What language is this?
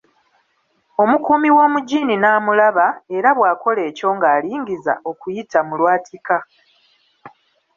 Ganda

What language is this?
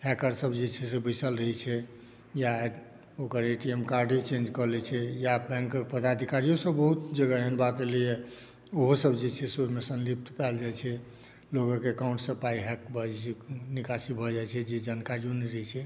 Maithili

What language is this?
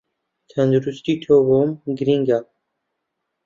Central Kurdish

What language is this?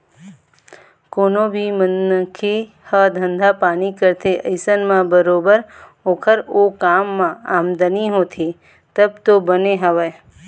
Chhattisgarhi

